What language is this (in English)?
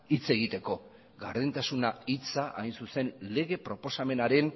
Basque